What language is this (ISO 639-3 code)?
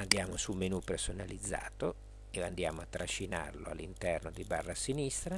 ita